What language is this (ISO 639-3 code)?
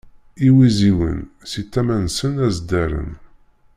kab